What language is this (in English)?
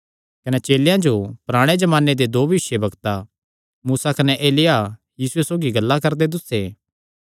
Kangri